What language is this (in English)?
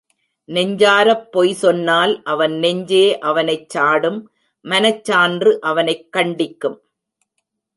Tamil